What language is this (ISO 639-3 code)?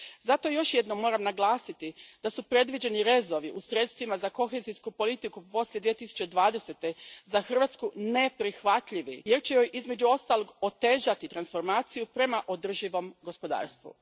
hrv